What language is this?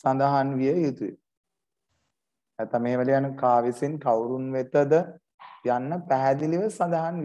Thai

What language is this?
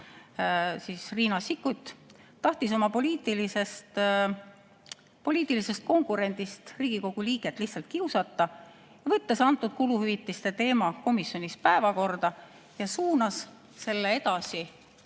Estonian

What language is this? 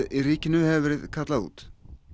Icelandic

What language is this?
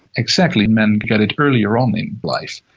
English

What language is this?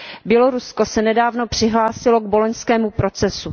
Czech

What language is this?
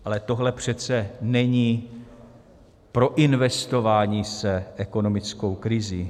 Czech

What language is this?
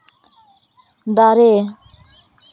Santali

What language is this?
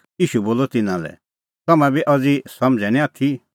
Kullu Pahari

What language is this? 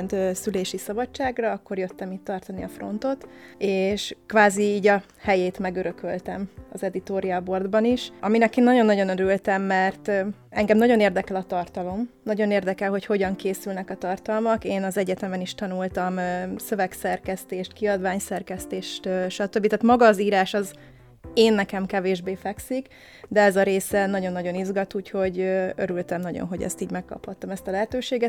Hungarian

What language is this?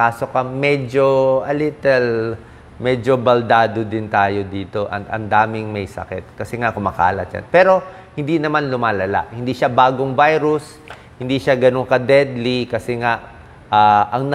Filipino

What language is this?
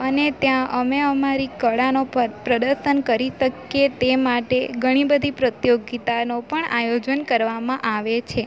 Gujarati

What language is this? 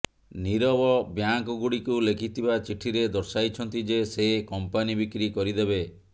Odia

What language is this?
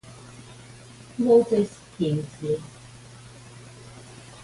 Italian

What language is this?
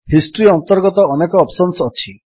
Odia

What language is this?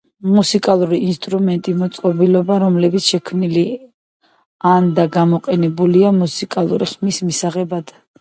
Georgian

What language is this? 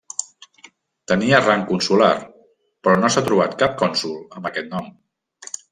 Catalan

